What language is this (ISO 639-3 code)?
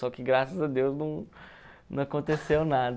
por